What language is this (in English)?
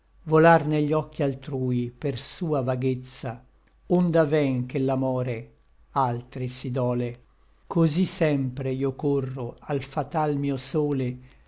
Italian